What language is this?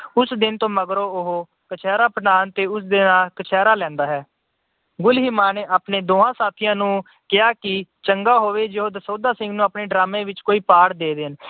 Punjabi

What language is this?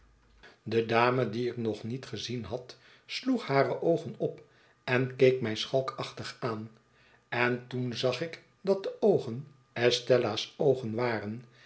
Dutch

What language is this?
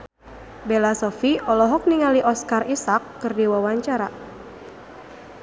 Sundanese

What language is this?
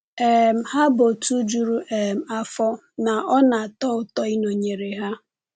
Igbo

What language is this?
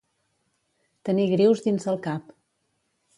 Catalan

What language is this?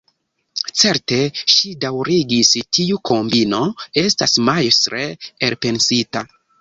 Esperanto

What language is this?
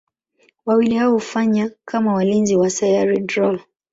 Swahili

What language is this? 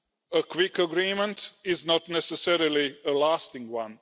English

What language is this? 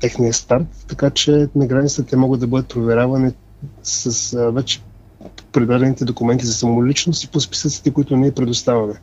Bulgarian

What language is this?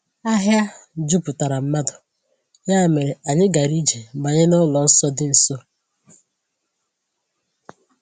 Igbo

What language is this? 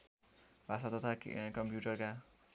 Nepali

